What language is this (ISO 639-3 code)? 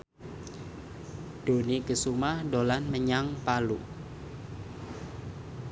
jav